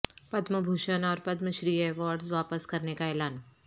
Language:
Urdu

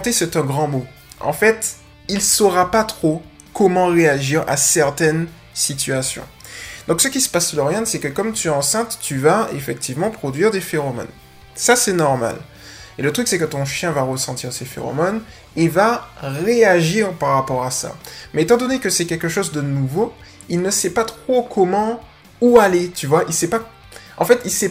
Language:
French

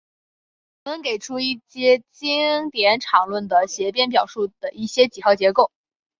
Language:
Chinese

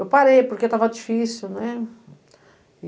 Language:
Portuguese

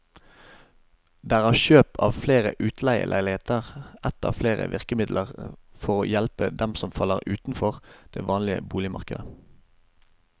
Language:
Norwegian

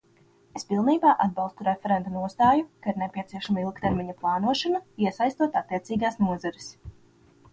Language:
Latvian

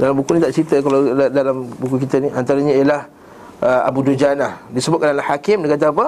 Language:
Malay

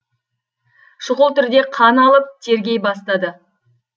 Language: Kazakh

